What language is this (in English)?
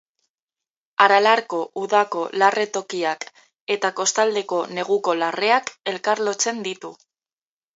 Basque